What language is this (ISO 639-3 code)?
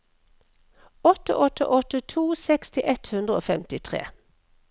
nor